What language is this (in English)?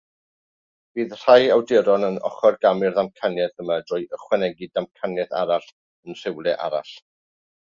Welsh